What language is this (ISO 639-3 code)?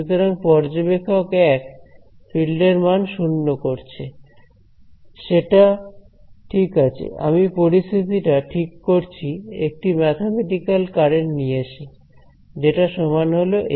ben